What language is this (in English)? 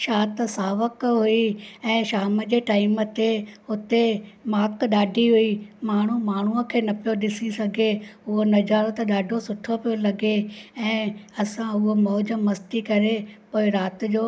Sindhi